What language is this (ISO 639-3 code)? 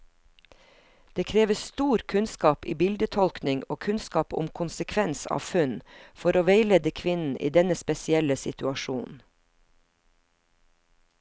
nor